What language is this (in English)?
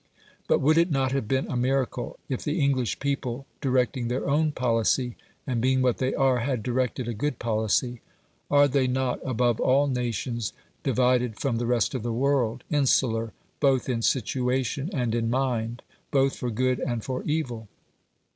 English